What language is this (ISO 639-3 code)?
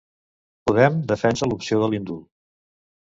cat